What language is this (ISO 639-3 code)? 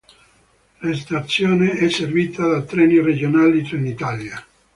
ita